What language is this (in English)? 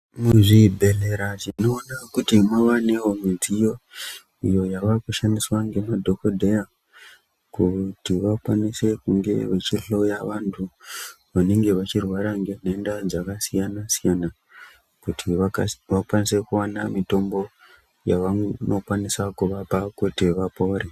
Ndau